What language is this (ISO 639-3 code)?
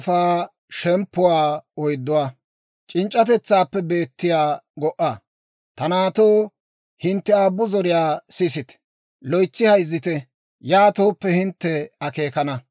dwr